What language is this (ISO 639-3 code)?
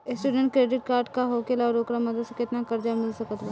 bho